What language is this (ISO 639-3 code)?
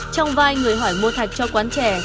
vie